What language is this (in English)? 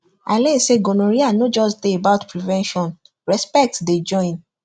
Nigerian Pidgin